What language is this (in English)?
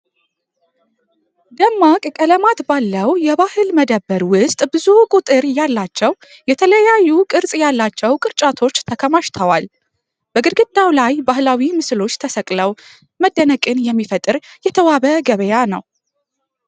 Amharic